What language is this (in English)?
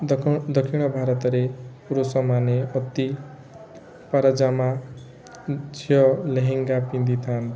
Odia